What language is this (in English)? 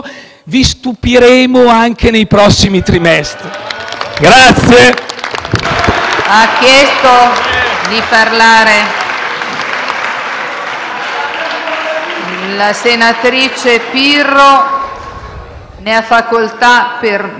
Italian